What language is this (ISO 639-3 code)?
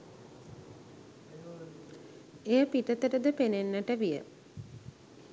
sin